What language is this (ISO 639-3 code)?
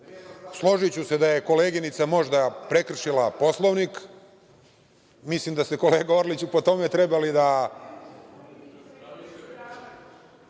srp